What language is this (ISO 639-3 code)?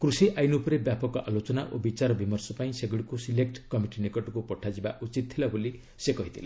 ori